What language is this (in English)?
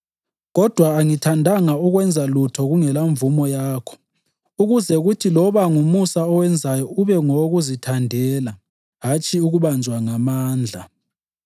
North Ndebele